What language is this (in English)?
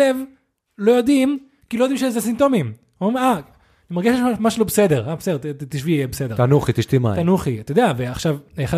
Hebrew